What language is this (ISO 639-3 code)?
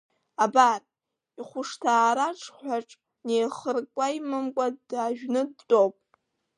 abk